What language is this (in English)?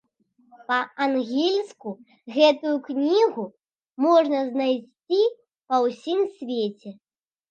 Belarusian